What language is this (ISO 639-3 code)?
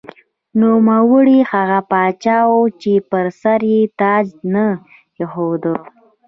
pus